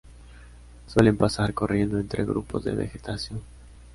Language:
Spanish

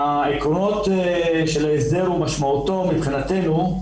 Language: Hebrew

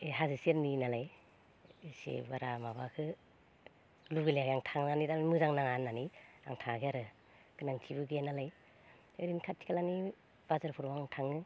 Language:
Bodo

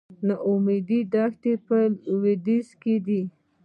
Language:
Pashto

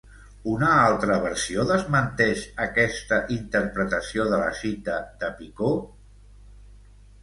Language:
Catalan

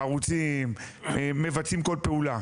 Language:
Hebrew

